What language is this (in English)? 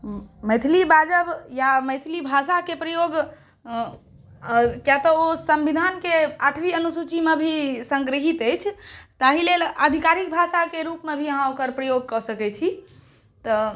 Maithili